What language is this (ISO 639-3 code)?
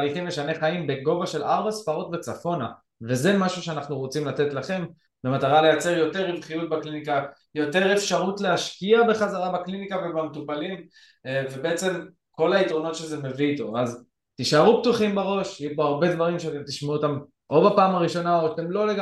heb